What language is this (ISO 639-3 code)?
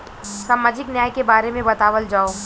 bho